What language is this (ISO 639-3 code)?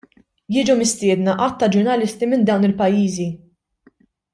mlt